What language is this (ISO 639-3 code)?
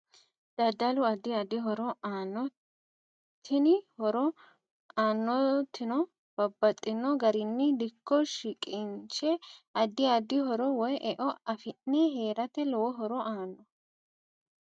sid